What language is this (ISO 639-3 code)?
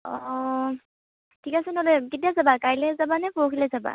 asm